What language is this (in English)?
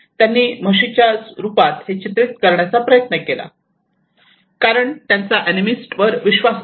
Marathi